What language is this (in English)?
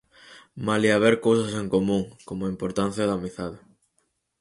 Galician